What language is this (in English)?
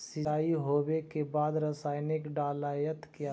Magahi